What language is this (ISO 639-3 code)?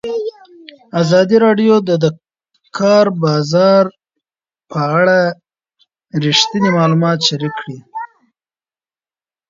pus